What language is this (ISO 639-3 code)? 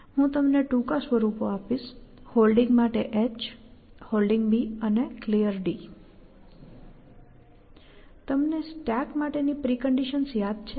guj